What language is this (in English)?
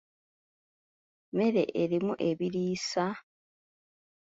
Ganda